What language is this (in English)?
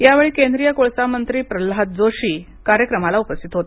Marathi